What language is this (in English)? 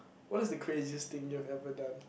English